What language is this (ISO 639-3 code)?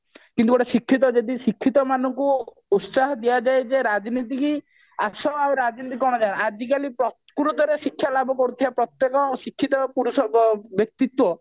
ori